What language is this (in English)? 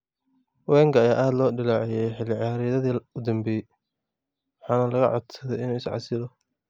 Somali